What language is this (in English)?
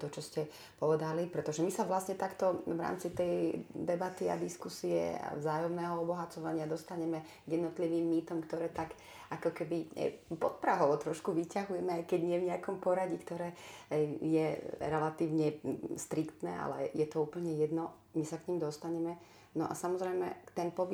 Slovak